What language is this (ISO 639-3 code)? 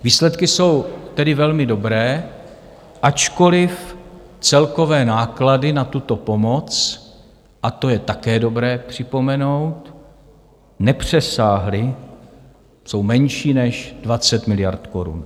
ces